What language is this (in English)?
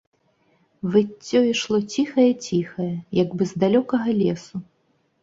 Belarusian